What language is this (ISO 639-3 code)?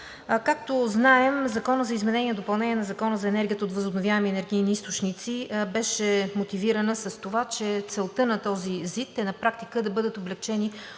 bul